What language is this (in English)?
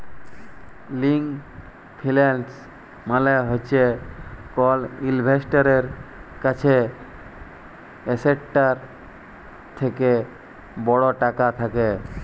Bangla